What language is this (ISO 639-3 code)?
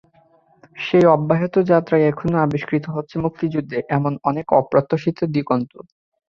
ben